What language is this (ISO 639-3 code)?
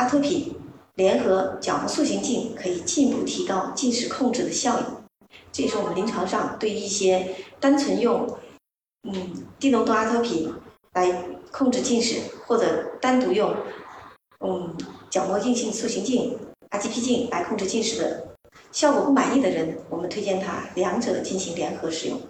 zho